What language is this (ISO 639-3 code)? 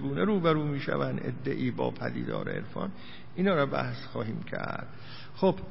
fas